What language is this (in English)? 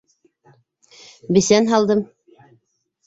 Bashkir